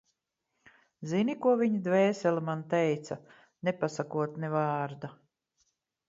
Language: Latvian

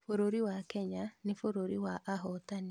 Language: Kikuyu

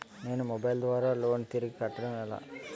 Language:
Telugu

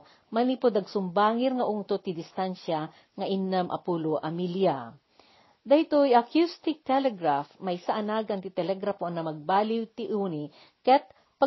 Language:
Filipino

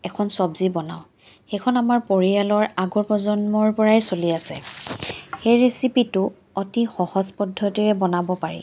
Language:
Assamese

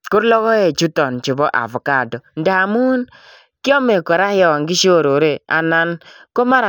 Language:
Kalenjin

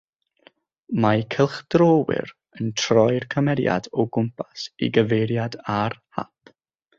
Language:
Welsh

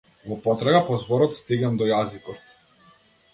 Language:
Macedonian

